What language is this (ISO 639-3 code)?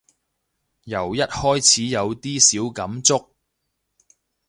yue